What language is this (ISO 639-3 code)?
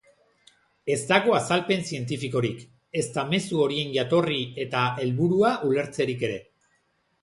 eus